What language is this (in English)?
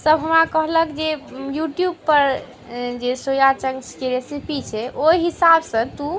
Maithili